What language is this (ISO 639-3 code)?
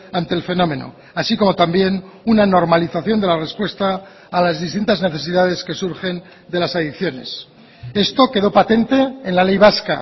spa